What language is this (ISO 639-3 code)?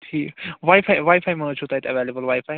kas